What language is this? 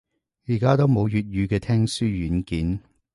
Cantonese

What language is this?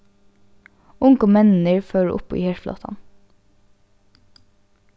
Faroese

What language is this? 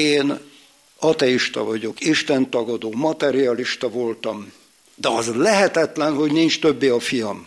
Hungarian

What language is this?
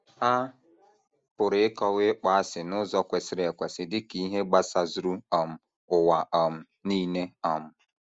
Igbo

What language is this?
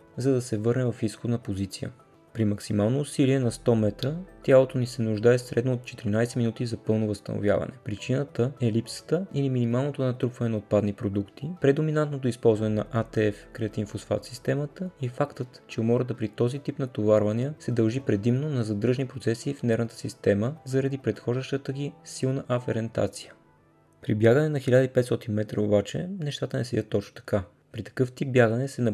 Bulgarian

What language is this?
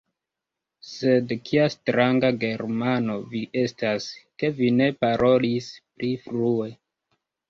Esperanto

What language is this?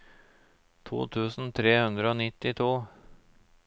Norwegian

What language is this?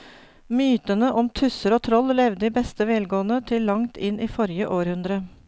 Norwegian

